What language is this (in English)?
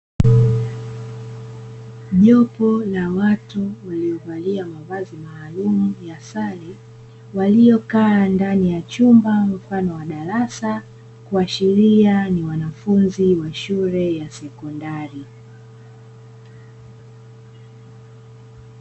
Swahili